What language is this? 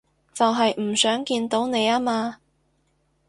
Cantonese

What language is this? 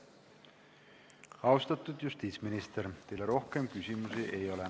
Estonian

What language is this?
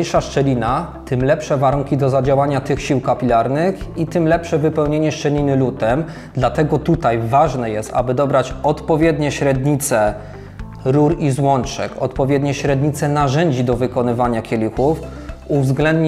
Polish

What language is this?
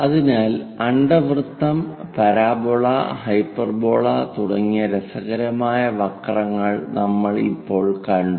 Malayalam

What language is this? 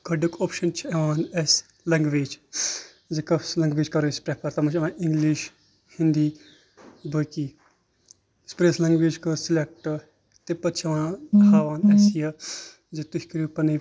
Kashmiri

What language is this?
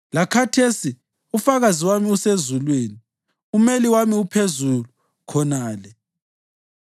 North Ndebele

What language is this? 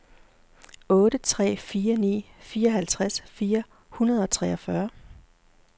Danish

